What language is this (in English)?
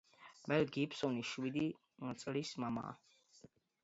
Georgian